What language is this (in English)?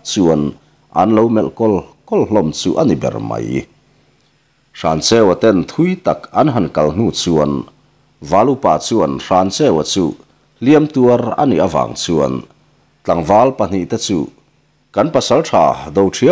Thai